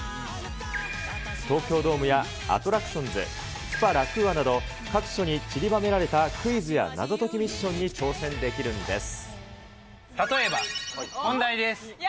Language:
Japanese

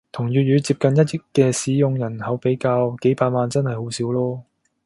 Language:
Cantonese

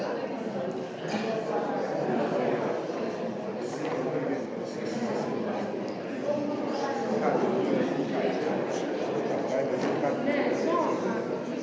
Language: Slovenian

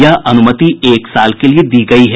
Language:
Hindi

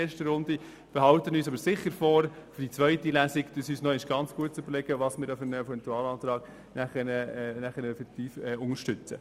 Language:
Swiss German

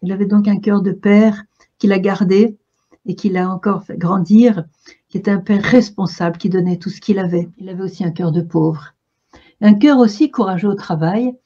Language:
French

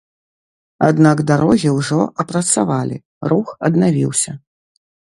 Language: Belarusian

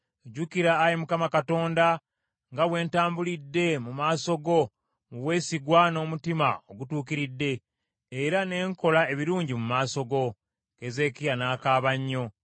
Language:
Ganda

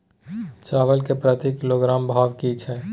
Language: Maithili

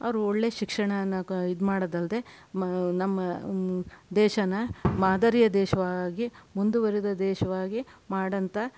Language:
Kannada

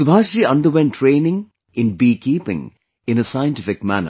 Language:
English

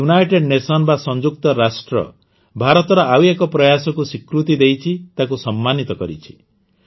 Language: Odia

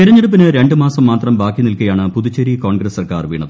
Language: Malayalam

